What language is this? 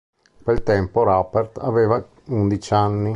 Italian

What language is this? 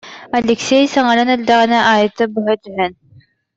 Yakut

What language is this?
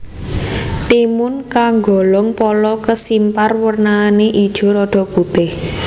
Javanese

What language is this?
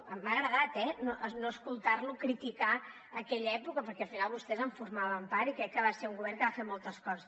Catalan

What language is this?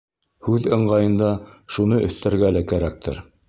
Bashkir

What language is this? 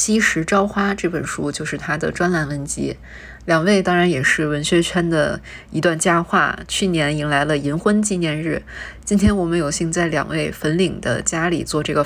Chinese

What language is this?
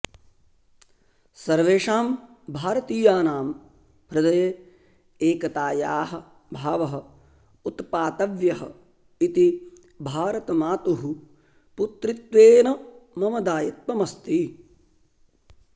Sanskrit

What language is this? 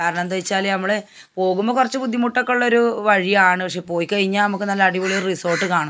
Malayalam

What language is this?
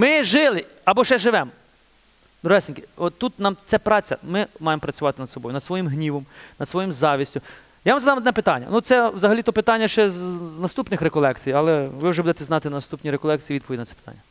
Ukrainian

